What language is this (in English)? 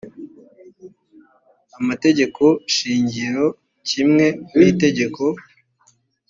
Kinyarwanda